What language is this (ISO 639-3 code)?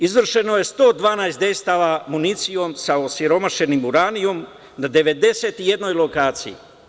srp